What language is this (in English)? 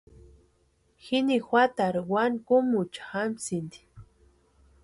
Western Highland Purepecha